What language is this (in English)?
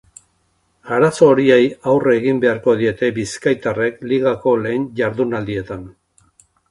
Basque